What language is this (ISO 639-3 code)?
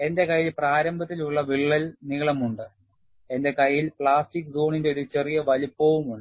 mal